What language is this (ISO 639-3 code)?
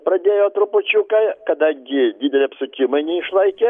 lit